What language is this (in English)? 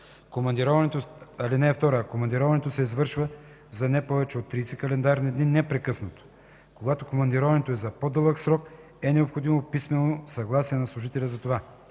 Bulgarian